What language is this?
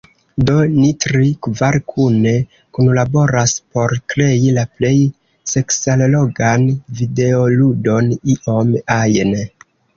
Esperanto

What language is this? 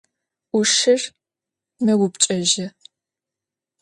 Adyghe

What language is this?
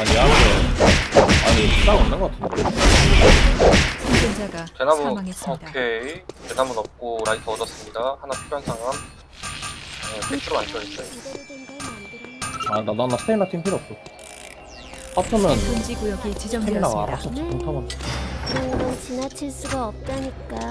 Korean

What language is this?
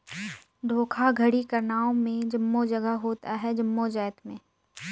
Chhattisgarhi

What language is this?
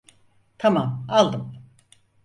Turkish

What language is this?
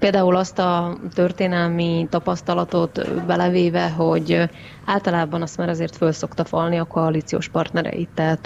Hungarian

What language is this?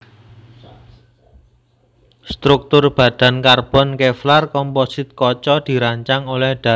Javanese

